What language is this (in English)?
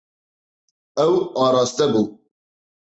Kurdish